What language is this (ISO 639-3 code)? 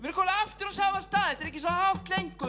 isl